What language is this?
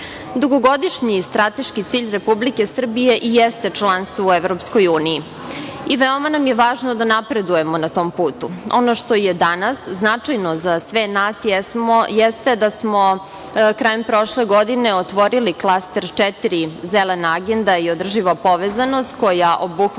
Serbian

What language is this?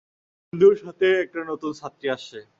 Bangla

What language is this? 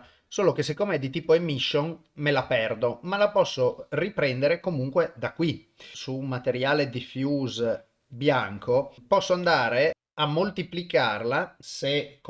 Italian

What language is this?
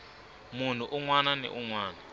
Tsonga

